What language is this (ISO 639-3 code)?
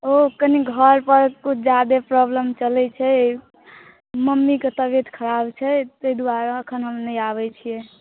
mai